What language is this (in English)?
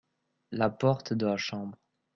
French